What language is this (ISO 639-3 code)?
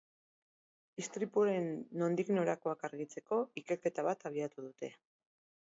eus